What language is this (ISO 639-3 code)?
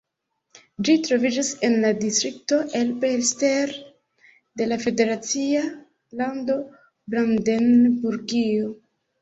epo